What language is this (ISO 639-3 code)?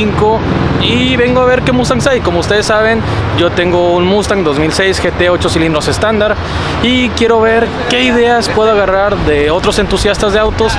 spa